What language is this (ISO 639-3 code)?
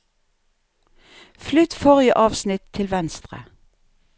nor